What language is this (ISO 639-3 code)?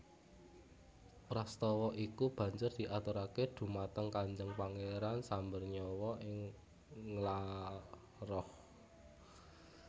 jav